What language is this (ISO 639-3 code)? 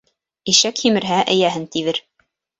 bak